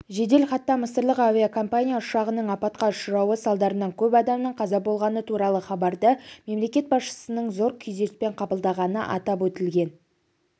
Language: Kazakh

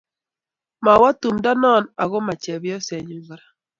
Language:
Kalenjin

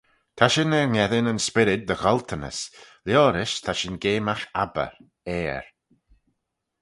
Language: Manx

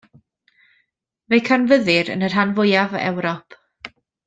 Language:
Welsh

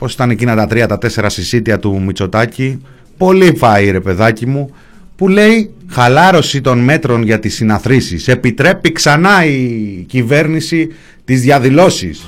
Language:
Greek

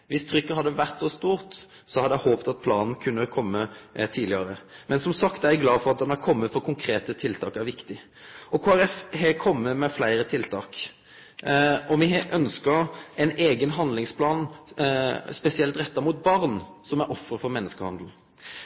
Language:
Norwegian Nynorsk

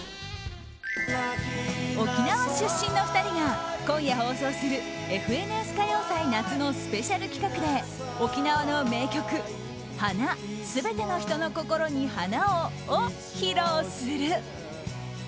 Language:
Japanese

